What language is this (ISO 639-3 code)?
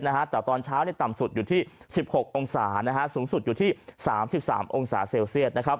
tha